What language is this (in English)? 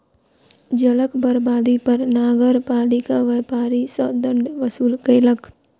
Maithili